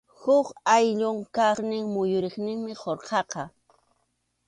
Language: Arequipa-La Unión Quechua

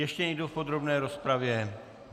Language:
Czech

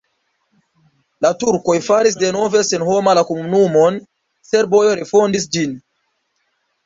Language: Esperanto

